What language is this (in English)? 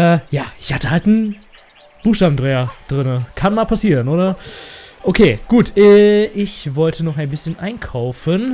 German